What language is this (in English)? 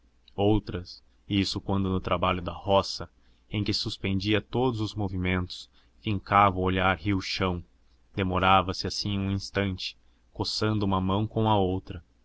Portuguese